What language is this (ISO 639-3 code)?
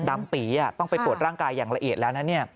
tha